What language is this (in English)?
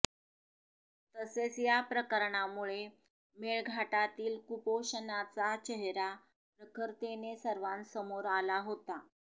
Marathi